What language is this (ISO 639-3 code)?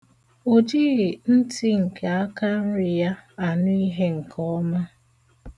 ibo